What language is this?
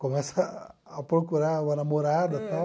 Portuguese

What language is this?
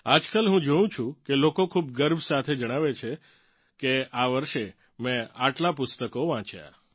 Gujarati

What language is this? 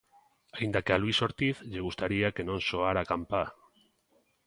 Galician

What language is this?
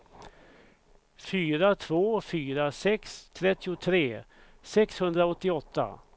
Swedish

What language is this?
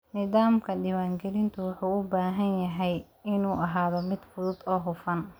Somali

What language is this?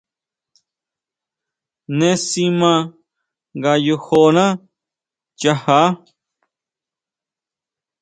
Huautla Mazatec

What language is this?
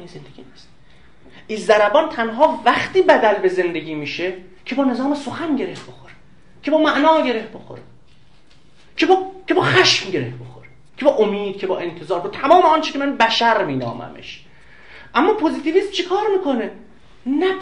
Persian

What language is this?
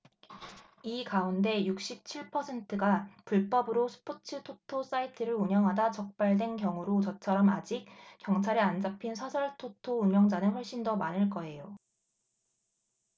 Korean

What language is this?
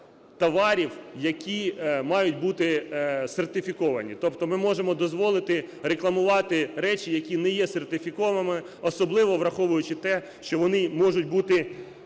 Ukrainian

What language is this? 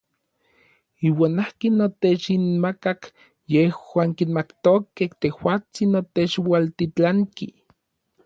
Orizaba Nahuatl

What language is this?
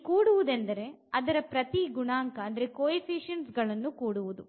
Kannada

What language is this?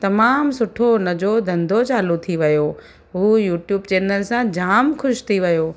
Sindhi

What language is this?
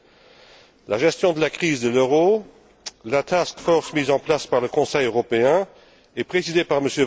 French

